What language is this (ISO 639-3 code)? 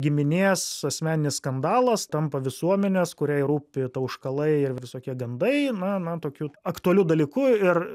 lit